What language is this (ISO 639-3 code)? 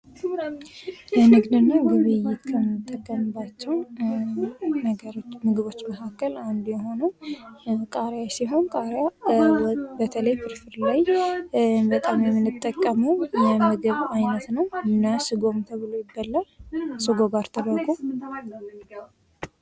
amh